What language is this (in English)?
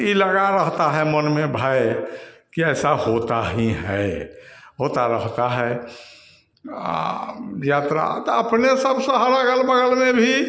Hindi